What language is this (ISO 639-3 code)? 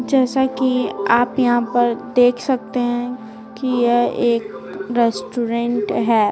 hin